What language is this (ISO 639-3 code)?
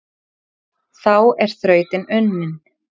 isl